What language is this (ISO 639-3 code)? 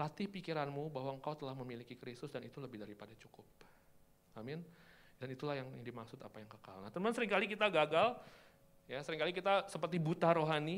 ind